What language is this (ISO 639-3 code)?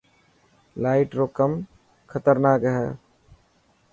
mki